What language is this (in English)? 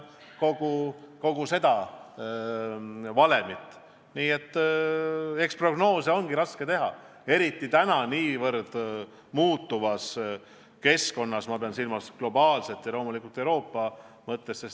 Estonian